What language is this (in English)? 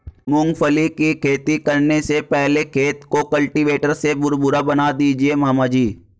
Hindi